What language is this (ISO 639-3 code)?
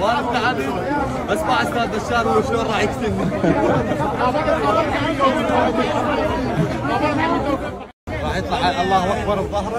ara